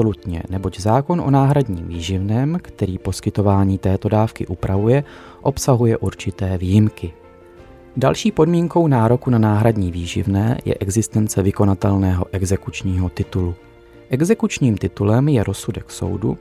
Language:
Czech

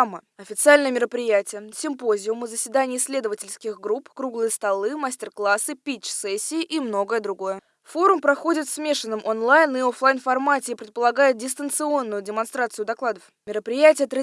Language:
Russian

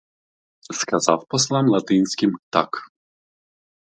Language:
Ukrainian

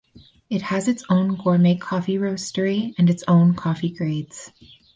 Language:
English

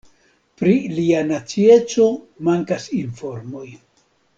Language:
Esperanto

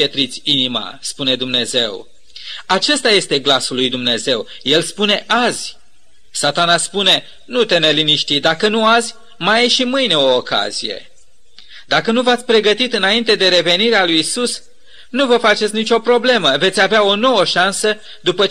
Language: Romanian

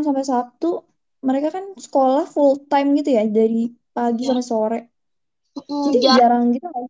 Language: Indonesian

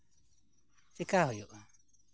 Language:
Santali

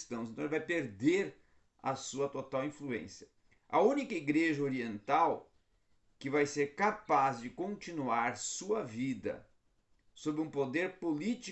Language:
Portuguese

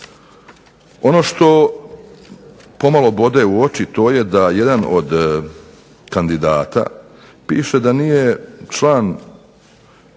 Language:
Croatian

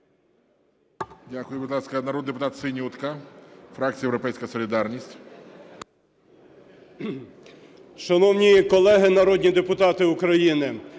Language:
Ukrainian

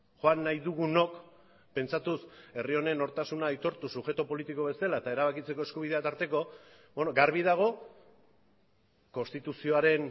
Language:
Basque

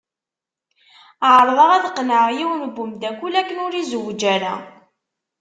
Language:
Kabyle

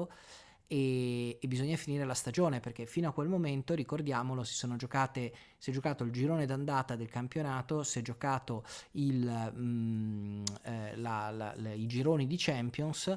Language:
Italian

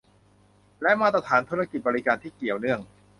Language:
Thai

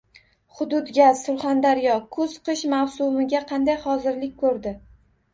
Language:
Uzbek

